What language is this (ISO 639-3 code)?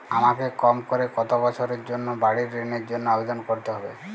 ben